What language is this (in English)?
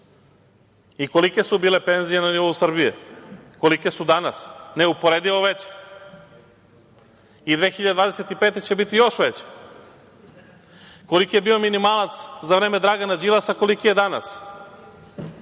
Serbian